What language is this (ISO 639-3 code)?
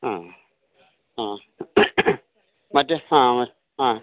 mal